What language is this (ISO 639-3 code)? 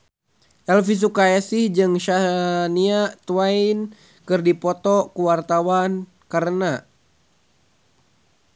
sun